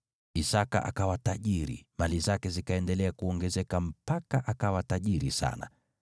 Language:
Swahili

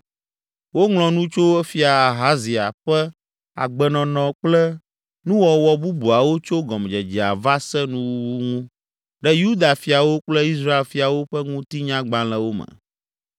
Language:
Ewe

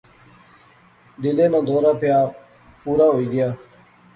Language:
Pahari-Potwari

